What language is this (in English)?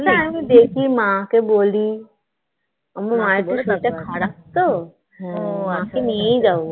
Bangla